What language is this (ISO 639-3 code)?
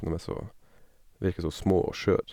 nor